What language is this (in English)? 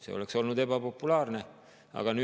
Estonian